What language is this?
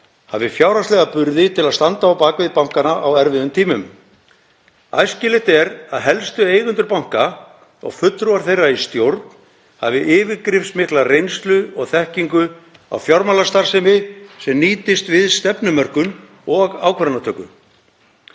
Icelandic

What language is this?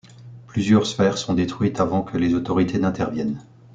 French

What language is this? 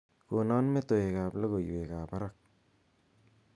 Kalenjin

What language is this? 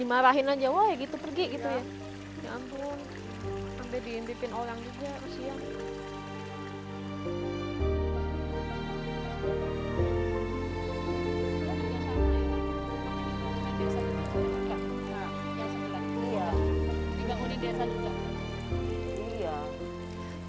Indonesian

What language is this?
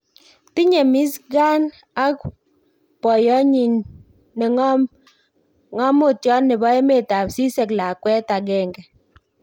Kalenjin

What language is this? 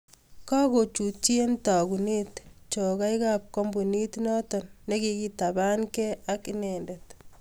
Kalenjin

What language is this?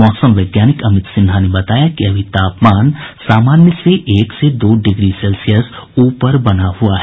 Hindi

